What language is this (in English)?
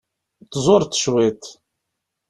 Kabyle